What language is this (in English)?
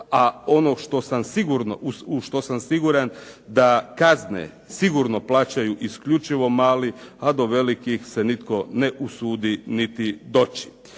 Croatian